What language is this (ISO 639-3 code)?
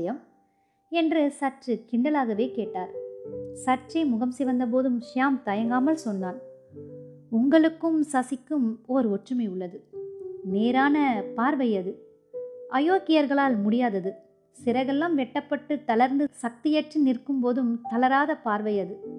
tam